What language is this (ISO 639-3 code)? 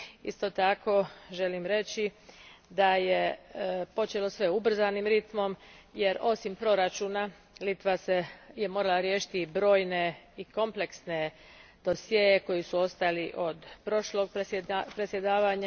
hrv